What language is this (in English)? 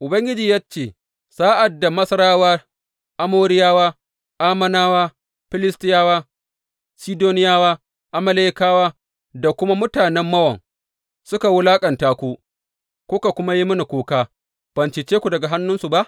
Hausa